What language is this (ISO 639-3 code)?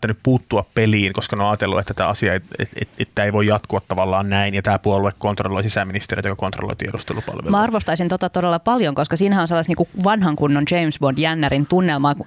fin